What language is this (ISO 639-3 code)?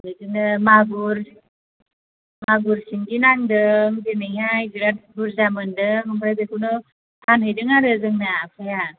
brx